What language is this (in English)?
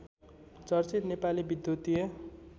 Nepali